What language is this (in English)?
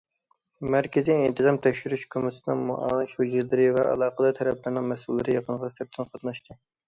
Uyghur